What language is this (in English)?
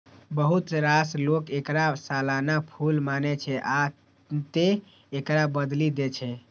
Maithili